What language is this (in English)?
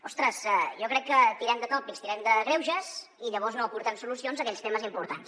Catalan